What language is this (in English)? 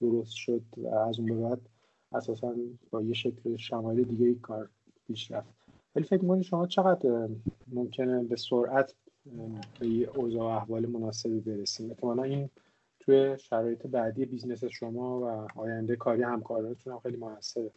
Persian